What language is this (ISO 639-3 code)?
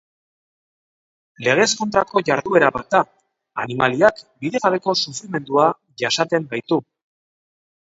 eus